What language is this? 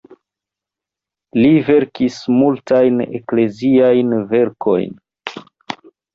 Esperanto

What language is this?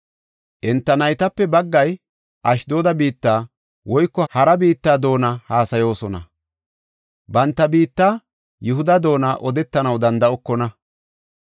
Gofa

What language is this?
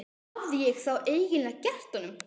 Icelandic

